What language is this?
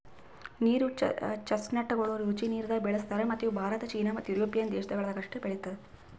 Kannada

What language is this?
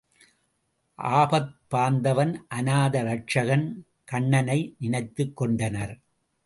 Tamil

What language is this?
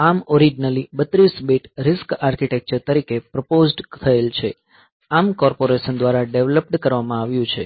Gujarati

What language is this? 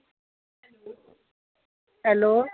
Dogri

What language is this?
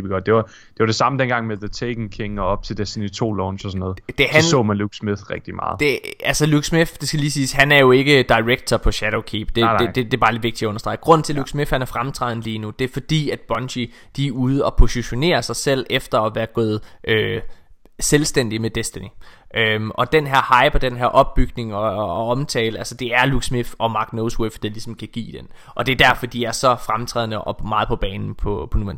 Danish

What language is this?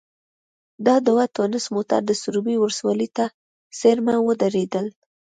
Pashto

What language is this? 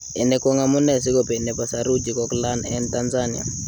Kalenjin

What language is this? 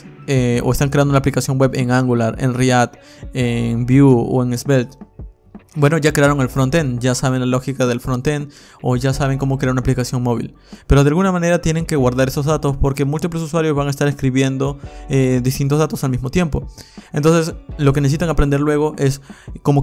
Spanish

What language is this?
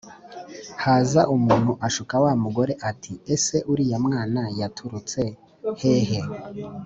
Kinyarwanda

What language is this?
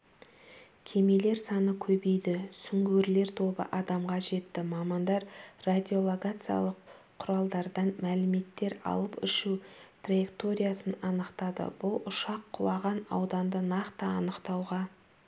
Kazakh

